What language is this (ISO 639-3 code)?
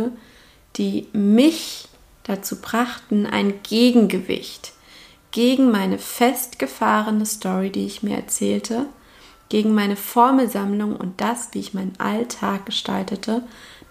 deu